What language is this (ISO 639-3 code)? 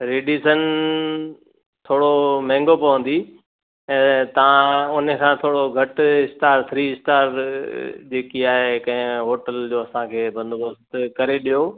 snd